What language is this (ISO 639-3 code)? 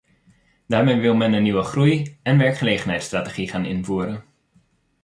nld